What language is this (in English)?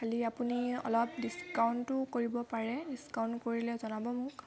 Assamese